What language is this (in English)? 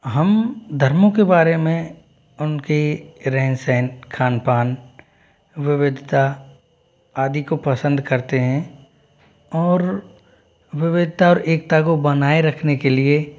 Hindi